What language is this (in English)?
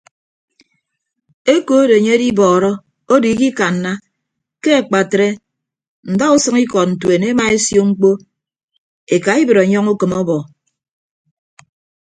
Ibibio